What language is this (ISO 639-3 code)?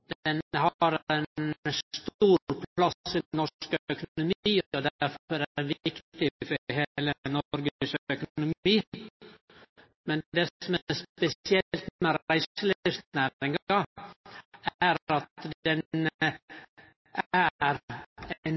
nno